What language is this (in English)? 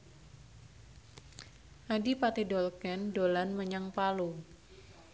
Javanese